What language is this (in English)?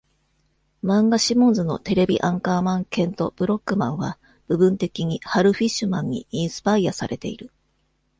Japanese